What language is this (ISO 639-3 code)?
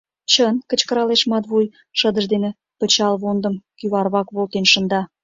chm